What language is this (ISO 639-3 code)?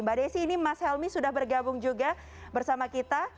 ind